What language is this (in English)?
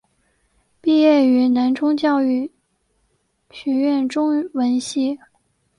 Chinese